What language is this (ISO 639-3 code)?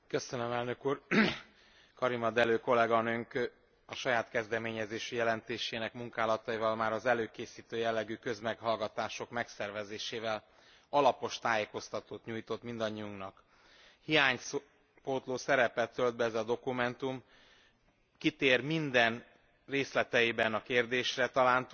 hun